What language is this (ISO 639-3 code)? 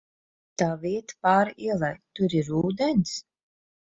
lav